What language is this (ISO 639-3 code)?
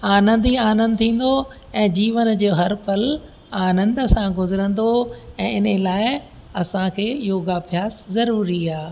snd